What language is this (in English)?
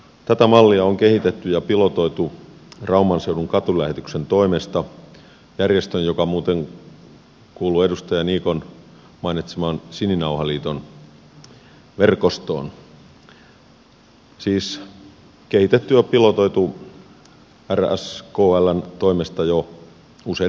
Finnish